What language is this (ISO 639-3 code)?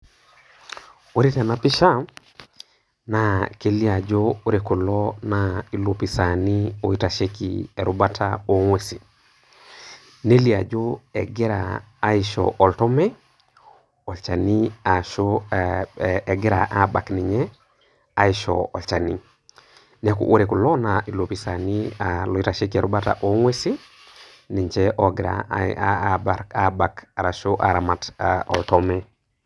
mas